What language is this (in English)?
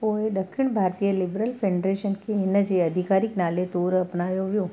Sindhi